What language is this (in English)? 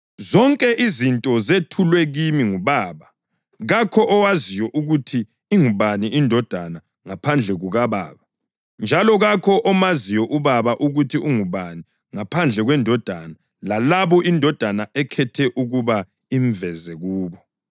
North Ndebele